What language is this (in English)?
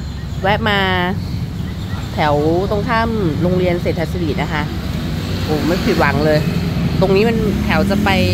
Thai